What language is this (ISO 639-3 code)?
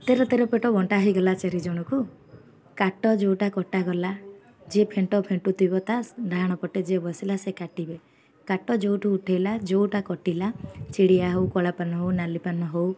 ori